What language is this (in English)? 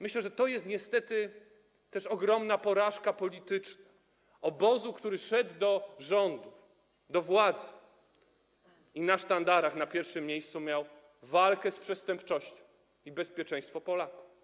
Polish